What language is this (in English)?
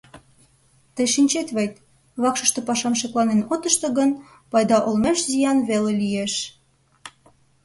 Mari